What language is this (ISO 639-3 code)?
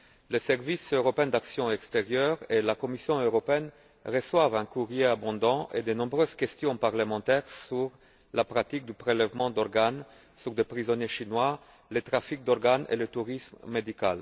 fra